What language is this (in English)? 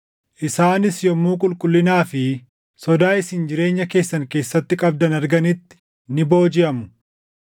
Oromo